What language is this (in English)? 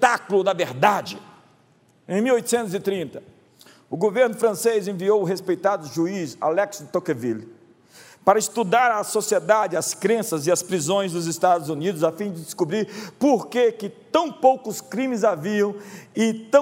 Portuguese